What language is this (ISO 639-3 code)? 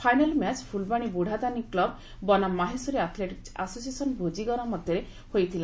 ori